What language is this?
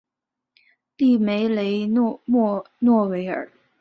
Chinese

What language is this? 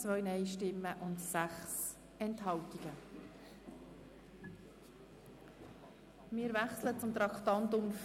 Swiss German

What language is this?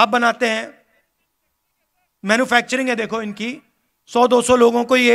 Hindi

